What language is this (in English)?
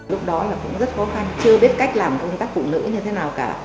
Vietnamese